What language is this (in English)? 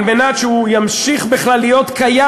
Hebrew